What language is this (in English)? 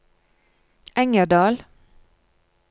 Norwegian